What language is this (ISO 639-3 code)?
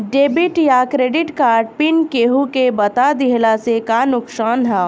bho